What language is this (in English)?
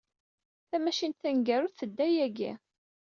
Kabyle